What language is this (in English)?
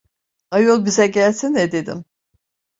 Turkish